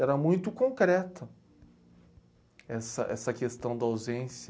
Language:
Portuguese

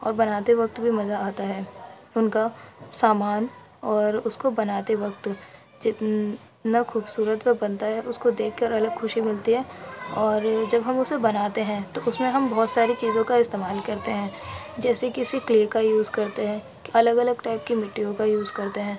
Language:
Urdu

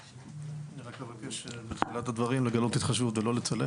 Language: Hebrew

